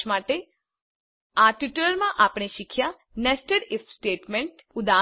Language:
Gujarati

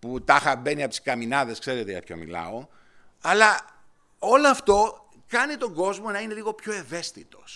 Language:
Greek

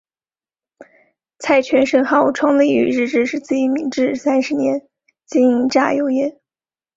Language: Chinese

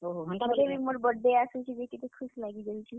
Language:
Odia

